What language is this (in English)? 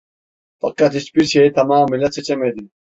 Turkish